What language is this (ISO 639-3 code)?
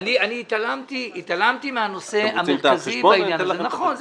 heb